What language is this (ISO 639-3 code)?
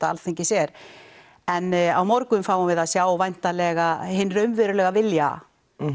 isl